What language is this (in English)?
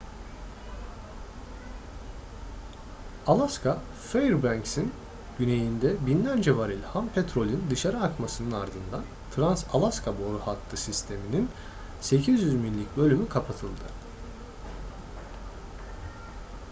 Turkish